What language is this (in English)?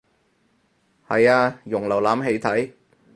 Cantonese